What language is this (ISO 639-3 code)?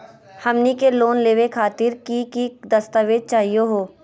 mag